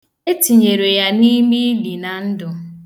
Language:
Igbo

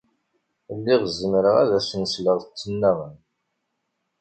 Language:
Kabyle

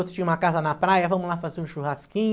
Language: Portuguese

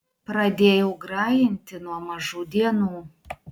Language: Lithuanian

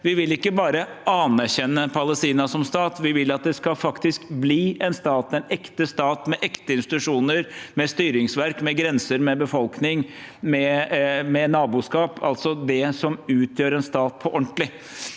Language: Norwegian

